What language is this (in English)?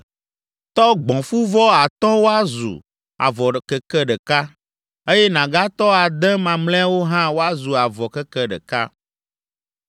Ewe